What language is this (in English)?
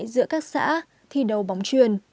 Vietnamese